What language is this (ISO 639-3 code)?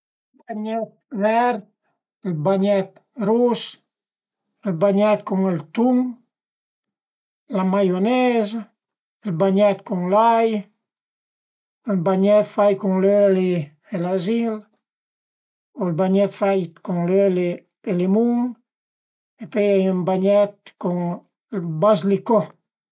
pms